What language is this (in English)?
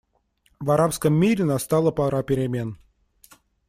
Russian